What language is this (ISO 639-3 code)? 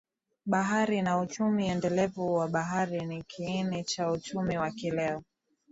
swa